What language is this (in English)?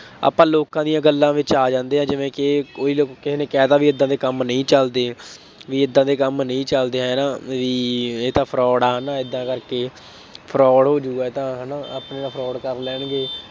Punjabi